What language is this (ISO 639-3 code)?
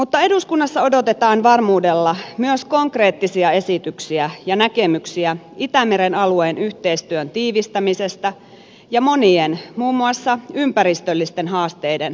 fin